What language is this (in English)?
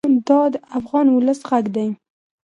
Pashto